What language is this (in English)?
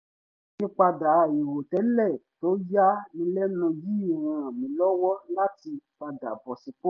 Yoruba